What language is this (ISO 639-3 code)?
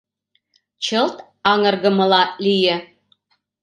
chm